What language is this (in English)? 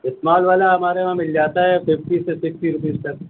Urdu